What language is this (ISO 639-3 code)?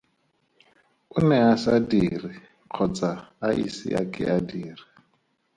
tsn